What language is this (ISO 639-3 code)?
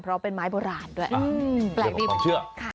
tha